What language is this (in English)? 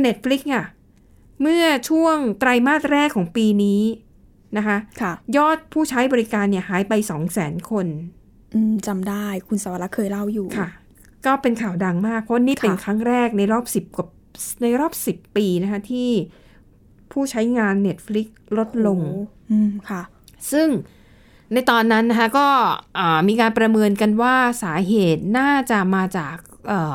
Thai